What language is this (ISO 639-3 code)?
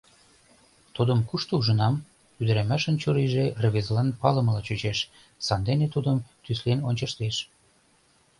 chm